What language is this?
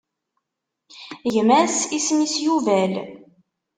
Kabyle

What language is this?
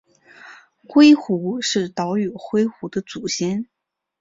Chinese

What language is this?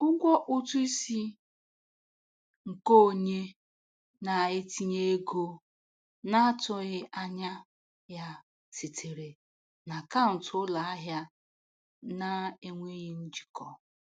Igbo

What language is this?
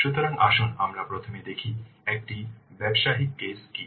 Bangla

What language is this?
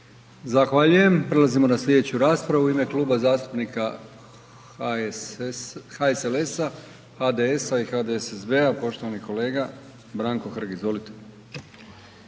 Croatian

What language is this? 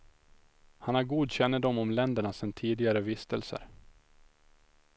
Swedish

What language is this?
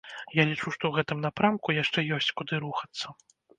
Belarusian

